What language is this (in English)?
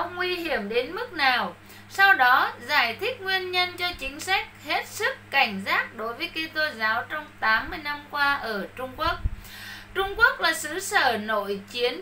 Vietnamese